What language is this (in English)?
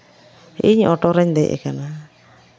Santali